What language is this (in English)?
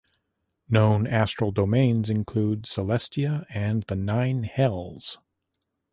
English